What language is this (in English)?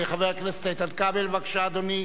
Hebrew